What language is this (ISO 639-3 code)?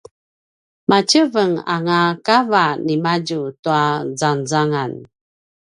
pwn